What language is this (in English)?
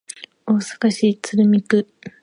Japanese